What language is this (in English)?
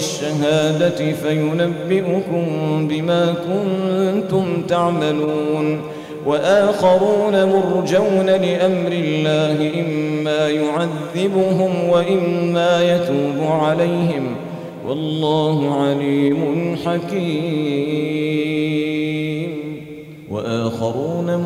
Arabic